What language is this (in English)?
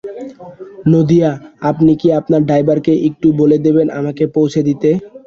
Bangla